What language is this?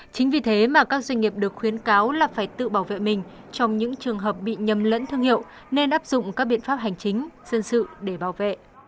Vietnamese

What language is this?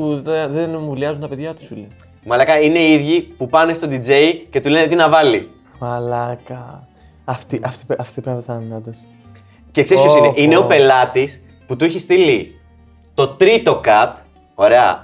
Greek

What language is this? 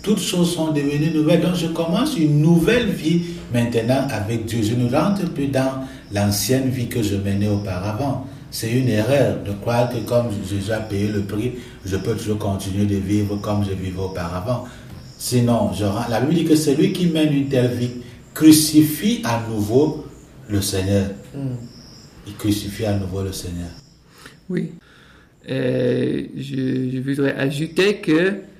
French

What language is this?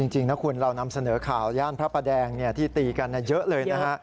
Thai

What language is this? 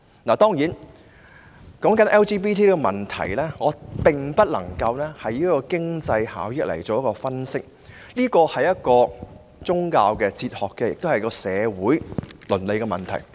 Cantonese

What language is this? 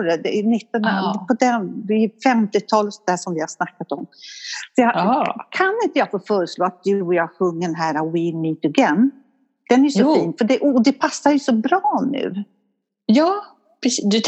Swedish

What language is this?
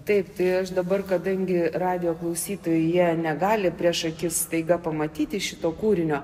Lithuanian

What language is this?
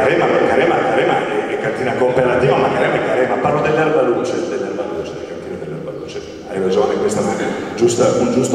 Italian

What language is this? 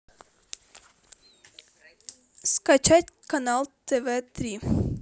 Russian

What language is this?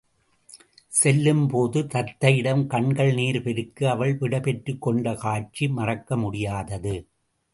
Tamil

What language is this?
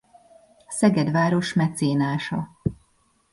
Hungarian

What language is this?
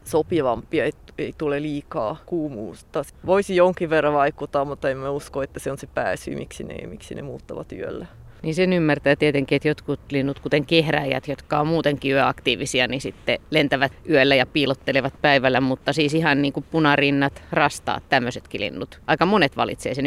Finnish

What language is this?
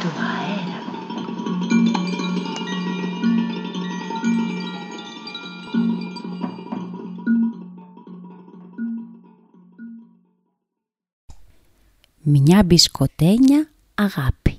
Greek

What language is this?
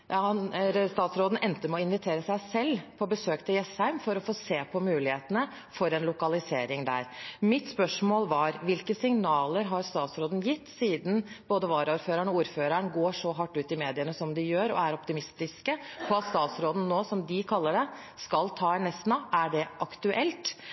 Norwegian Bokmål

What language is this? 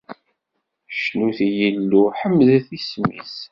Kabyle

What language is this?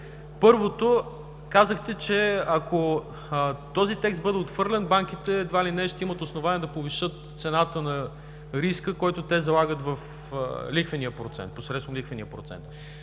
Bulgarian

